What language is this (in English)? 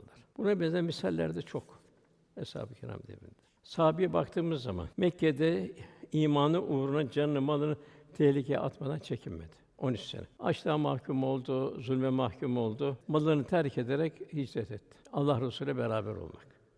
Turkish